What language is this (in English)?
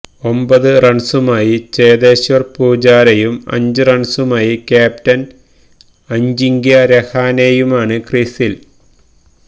Malayalam